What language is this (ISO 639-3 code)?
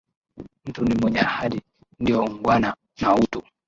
swa